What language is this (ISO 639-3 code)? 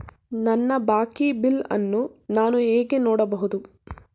kan